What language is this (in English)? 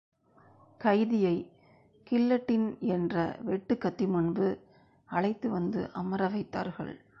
Tamil